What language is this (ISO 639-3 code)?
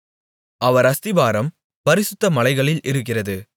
tam